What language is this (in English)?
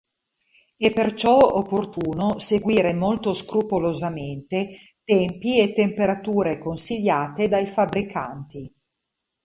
Italian